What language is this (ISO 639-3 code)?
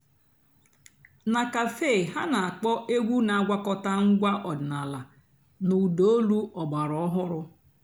ibo